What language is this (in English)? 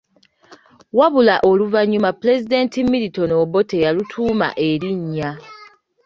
Ganda